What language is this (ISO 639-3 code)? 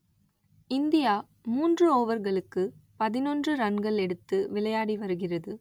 tam